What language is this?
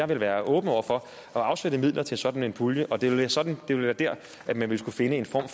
Danish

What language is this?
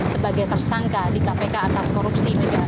Indonesian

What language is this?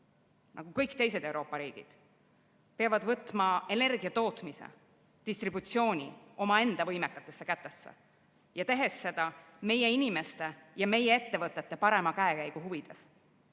Estonian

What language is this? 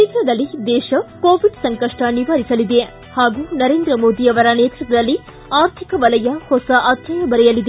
Kannada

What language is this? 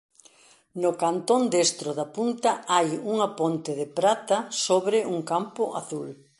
Galician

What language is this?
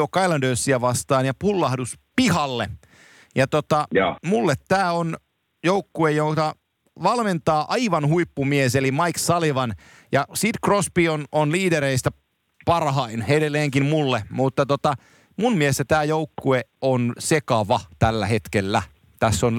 Finnish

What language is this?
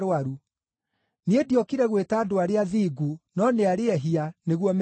Kikuyu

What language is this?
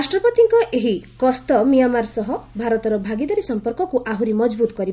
Odia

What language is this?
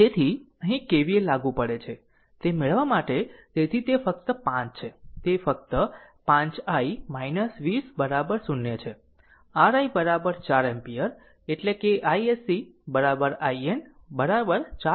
Gujarati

